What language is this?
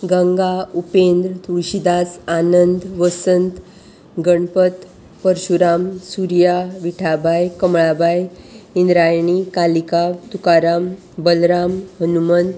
Konkani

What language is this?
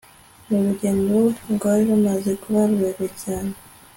Kinyarwanda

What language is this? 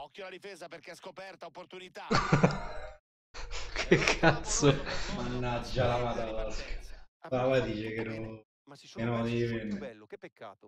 Italian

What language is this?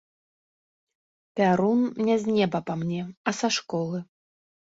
Belarusian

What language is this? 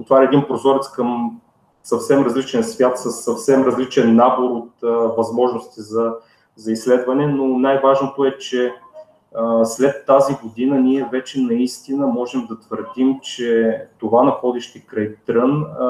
Bulgarian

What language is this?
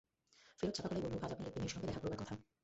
Bangla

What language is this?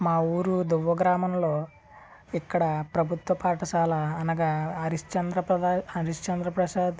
Telugu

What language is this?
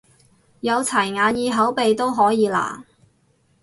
Cantonese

